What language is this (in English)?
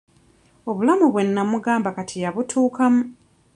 Ganda